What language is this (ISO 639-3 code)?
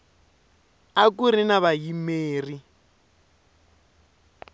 tso